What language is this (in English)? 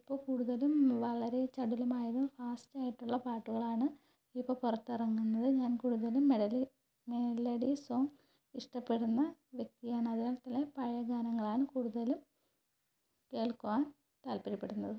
Malayalam